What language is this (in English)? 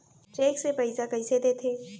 Chhattisgarhi